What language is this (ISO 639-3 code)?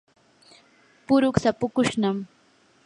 qur